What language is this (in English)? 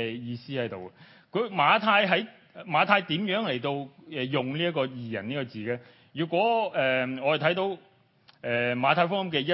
Chinese